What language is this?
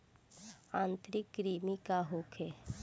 Bhojpuri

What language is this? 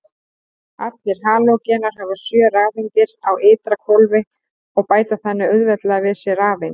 Icelandic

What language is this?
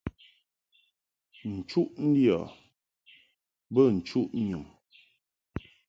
Mungaka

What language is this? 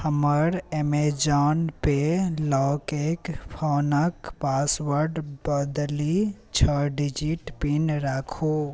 Maithili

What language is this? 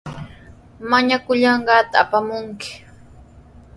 Sihuas Ancash Quechua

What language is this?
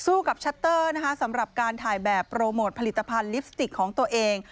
Thai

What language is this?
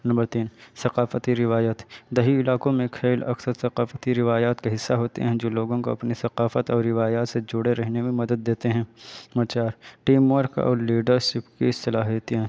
Urdu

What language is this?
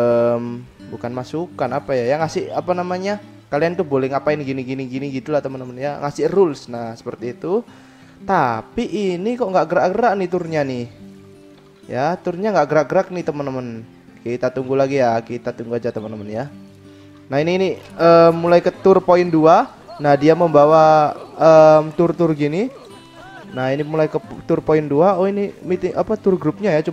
Indonesian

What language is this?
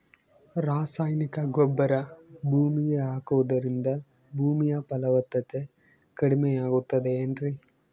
Kannada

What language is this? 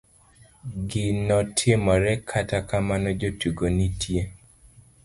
Luo (Kenya and Tanzania)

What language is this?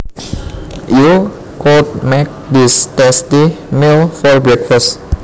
Javanese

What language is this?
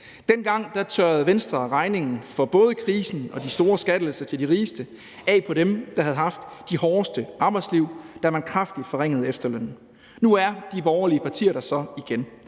Danish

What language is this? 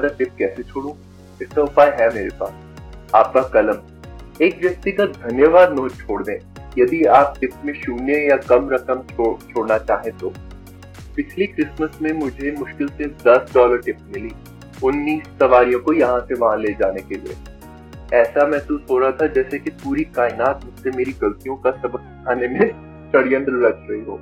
Hindi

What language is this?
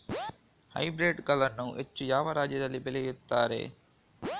Kannada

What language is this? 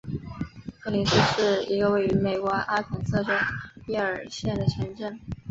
Chinese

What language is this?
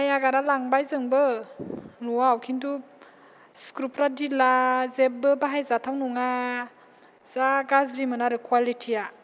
Bodo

